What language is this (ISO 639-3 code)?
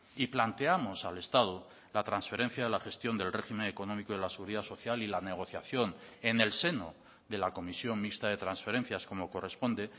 spa